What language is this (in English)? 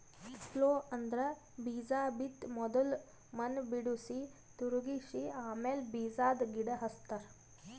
Kannada